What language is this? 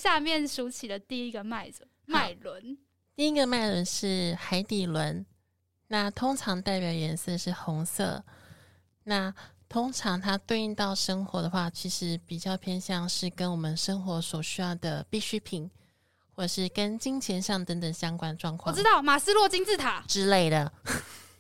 Chinese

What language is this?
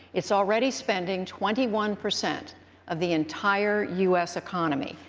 English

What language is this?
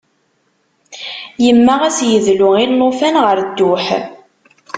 Kabyle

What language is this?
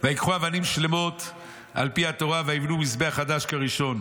Hebrew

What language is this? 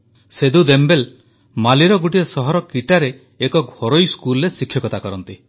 Odia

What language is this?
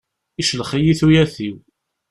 Kabyle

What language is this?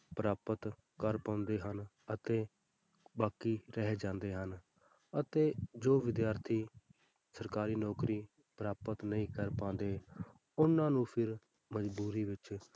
Punjabi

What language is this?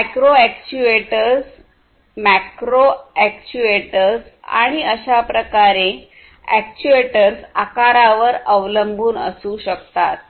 Marathi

